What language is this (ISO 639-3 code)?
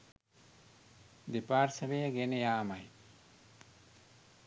sin